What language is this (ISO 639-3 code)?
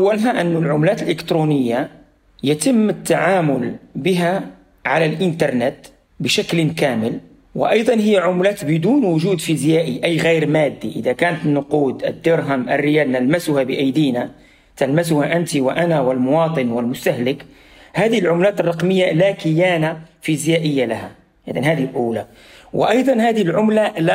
ara